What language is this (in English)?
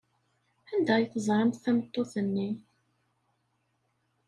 Kabyle